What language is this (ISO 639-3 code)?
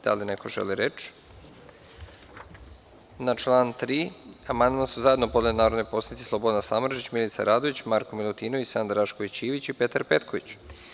srp